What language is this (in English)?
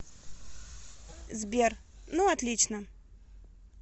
Russian